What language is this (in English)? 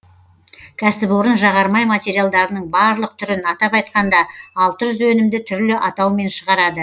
Kazakh